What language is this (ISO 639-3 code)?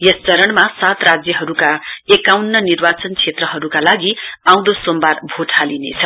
nep